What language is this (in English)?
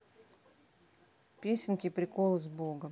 Russian